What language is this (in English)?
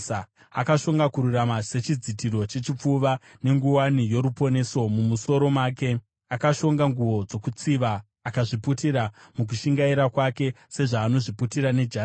Shona